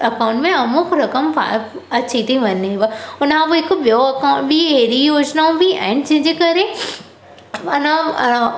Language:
Sindhi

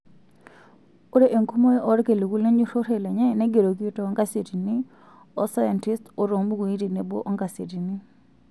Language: Masai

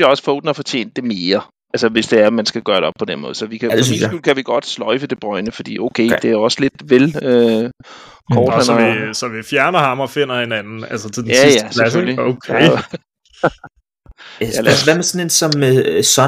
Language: Danish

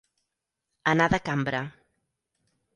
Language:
Catalan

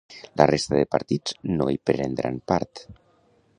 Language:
Catalan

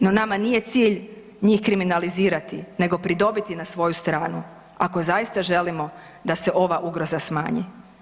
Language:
Croatian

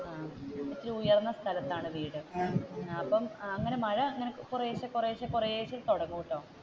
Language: Malayalam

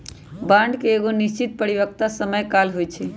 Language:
Magahi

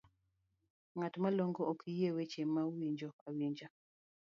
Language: Luo (Kenya and Tanzania)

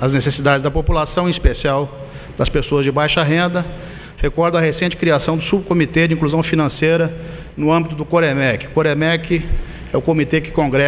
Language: Portuguese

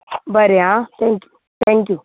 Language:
Konkani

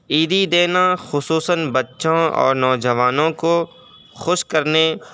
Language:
Urdu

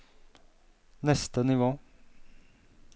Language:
Norwegian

